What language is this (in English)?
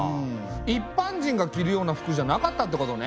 Japanese